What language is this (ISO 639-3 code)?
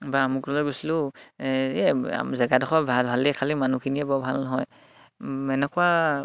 asm